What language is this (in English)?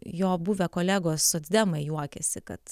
Lithuanian